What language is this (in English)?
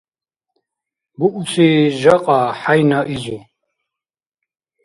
Dargwa